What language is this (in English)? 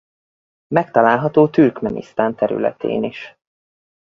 Hungarian